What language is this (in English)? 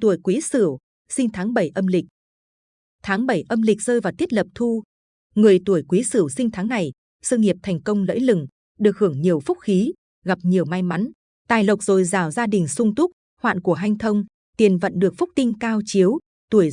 Vietnamese